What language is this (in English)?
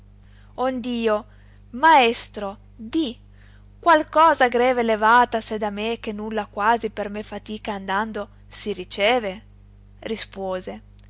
Italian